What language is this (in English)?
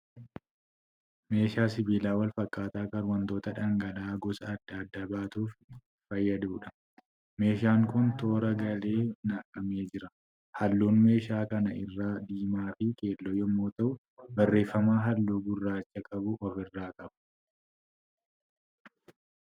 Oromo